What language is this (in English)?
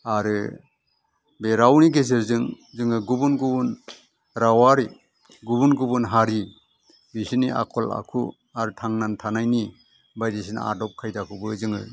Bodo